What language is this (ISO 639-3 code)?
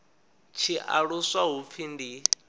ven